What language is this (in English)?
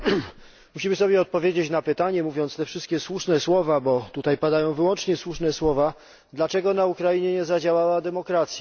Polish